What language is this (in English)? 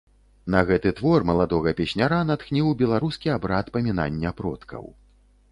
Belarusian